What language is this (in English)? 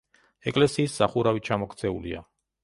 Georgian